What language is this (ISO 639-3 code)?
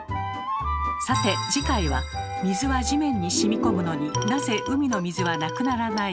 jpn